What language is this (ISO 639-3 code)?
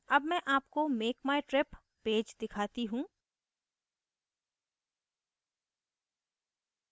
hin